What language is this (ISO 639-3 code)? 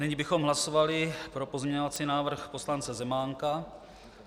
ces